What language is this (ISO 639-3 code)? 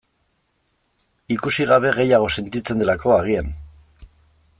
eus